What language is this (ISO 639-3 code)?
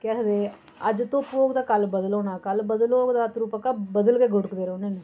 doi